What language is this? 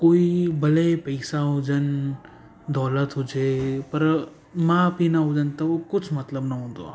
Sindhi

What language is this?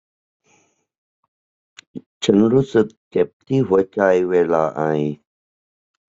Thai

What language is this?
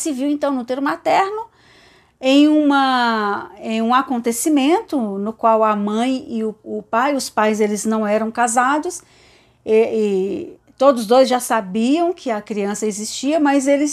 Portuguese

